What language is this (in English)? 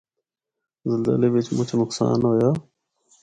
Northern Hindko